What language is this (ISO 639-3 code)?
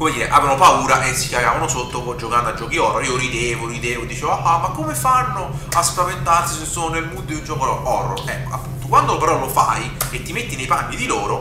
ita